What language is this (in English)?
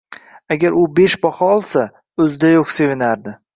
Uzbek